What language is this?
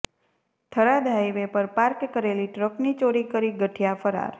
Gujarati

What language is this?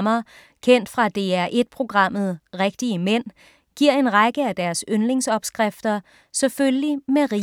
Danish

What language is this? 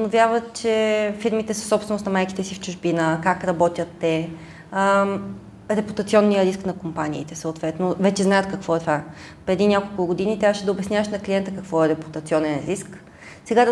Bulgarian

